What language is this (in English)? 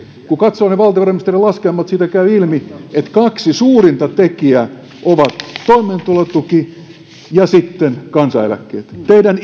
Finnish